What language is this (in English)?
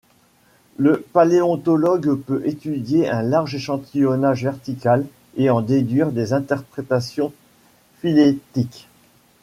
French